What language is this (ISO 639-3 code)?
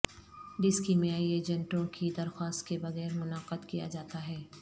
urd